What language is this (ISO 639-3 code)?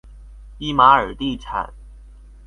zho